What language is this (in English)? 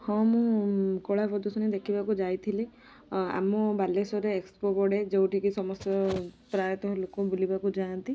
Odia